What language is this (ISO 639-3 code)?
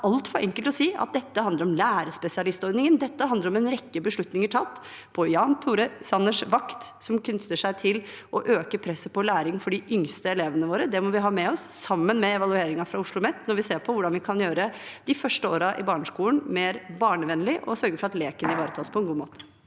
nor